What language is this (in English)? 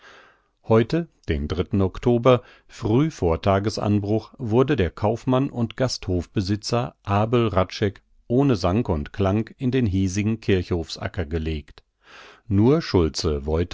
German